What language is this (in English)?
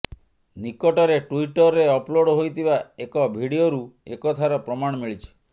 Odia